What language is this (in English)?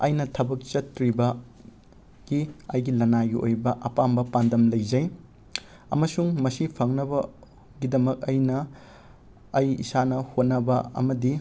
Manipuri